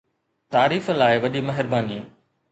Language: Sindhi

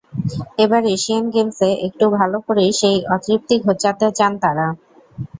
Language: Bangla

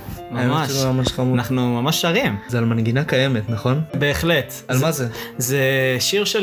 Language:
Hebrew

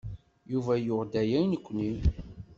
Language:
Kabyle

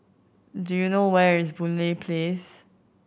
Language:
English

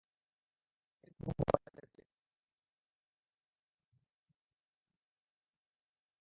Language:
Bangla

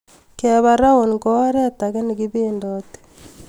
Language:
Kalenjin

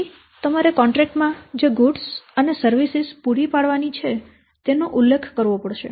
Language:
Gujarati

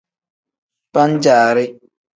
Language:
Tem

